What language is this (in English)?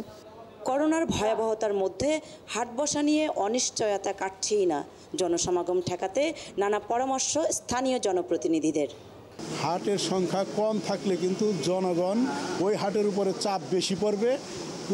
Hindi